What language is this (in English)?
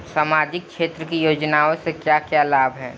Bhojpuri